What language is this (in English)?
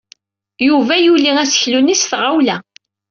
Kabyle